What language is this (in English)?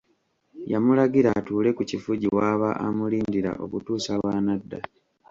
Ganda